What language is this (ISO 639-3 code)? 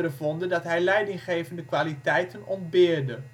nld